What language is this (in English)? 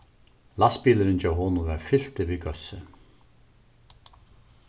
Faroese